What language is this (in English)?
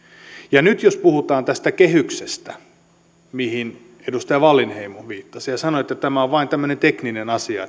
Finnish